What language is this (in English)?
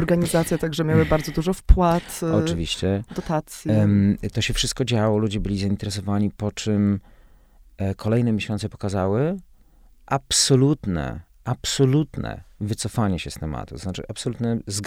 Polish